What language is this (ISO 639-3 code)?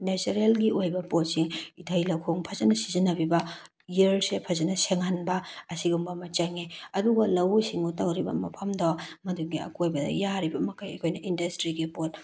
mni